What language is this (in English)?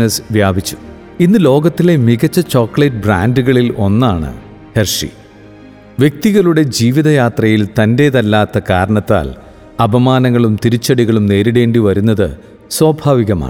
Malayalam